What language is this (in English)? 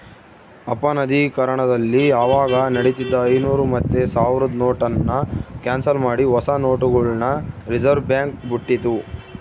Kannada